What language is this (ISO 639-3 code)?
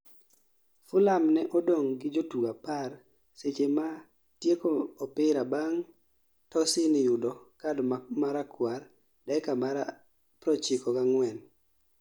luo